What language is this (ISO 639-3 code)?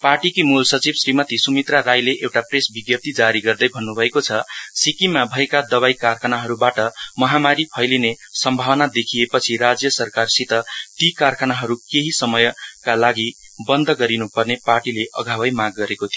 nep